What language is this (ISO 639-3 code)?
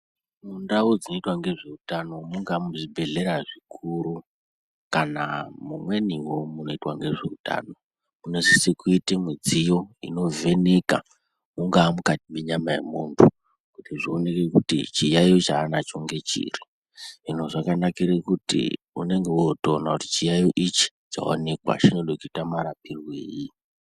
ndc